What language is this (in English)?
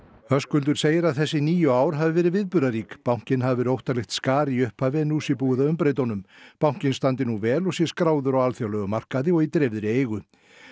Icelandic